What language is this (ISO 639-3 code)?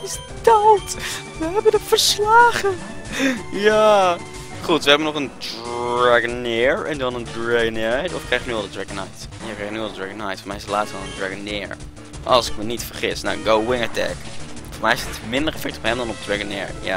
nld